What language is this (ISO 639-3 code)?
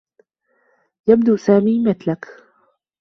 ara